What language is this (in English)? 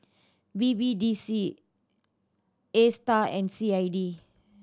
English